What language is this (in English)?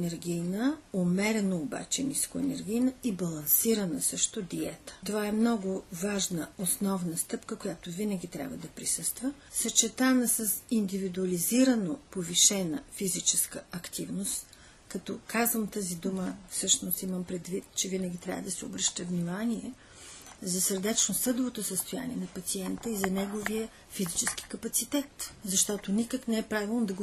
Bulgarian